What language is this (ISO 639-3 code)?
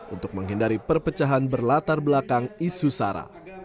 ind